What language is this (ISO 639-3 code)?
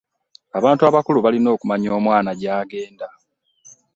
lug